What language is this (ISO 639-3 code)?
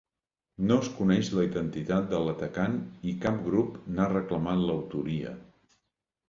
cat